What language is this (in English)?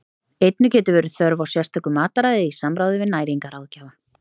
Icelandic